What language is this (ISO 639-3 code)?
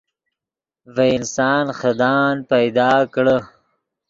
ydg